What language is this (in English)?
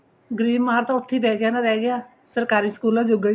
Punjabi